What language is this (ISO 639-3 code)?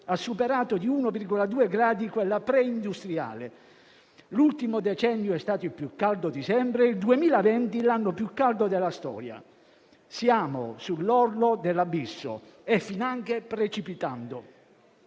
ita